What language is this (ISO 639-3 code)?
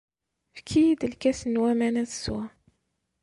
kab